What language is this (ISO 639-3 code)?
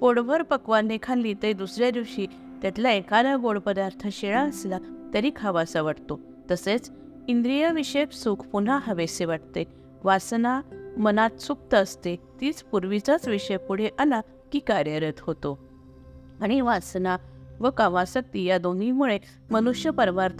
mar